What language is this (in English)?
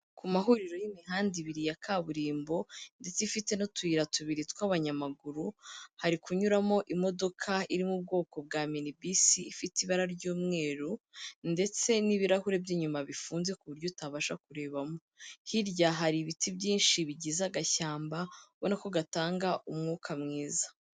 Kinyarwanda